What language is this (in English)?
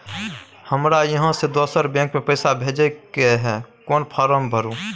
Maithili